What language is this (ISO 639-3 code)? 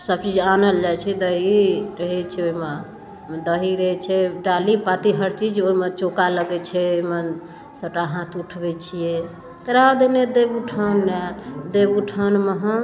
mai